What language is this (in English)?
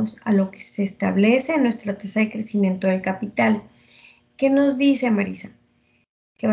Spanish